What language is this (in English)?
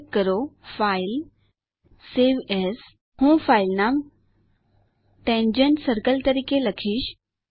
Gujarati